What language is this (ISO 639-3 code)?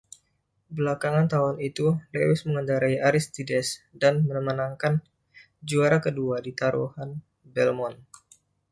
ind